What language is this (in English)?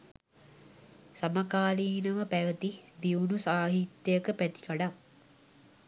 Sinhala